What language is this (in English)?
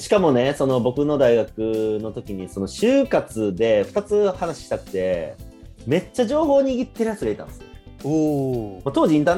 Japanese